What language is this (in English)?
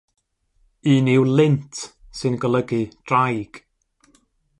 Welsh